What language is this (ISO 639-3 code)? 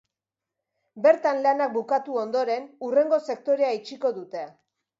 eus